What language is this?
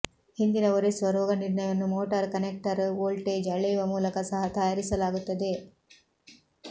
Kannada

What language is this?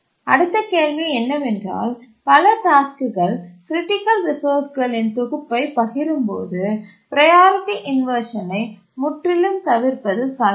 Tamil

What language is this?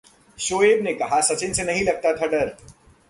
Hindi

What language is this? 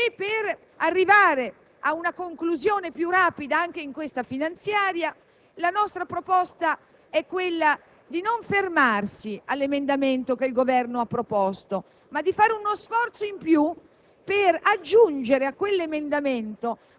Italian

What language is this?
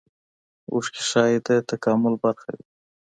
Pashto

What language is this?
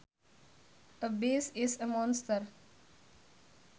Sundanese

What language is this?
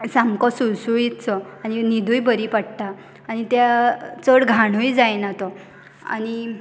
Konkani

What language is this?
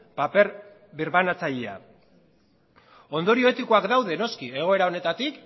Basque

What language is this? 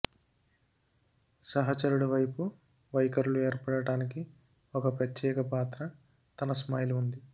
Telugu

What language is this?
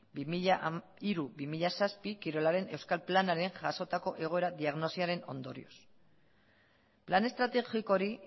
Basque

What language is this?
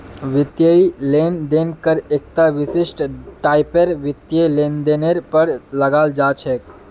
Magahi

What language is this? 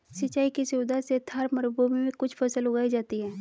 Hindi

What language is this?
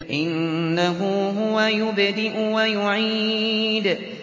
Arabic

